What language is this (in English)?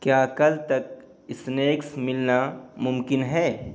Urdu